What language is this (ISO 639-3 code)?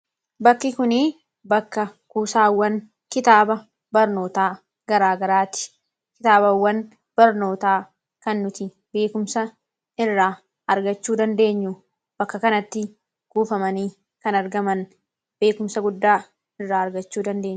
orm